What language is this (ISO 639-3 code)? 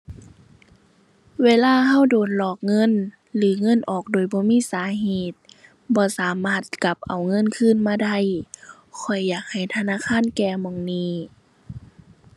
tha